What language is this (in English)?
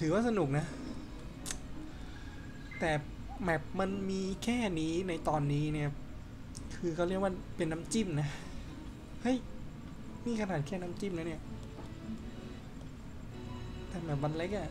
Thai